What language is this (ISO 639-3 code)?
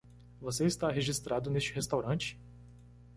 por